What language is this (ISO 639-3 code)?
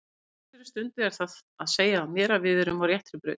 isl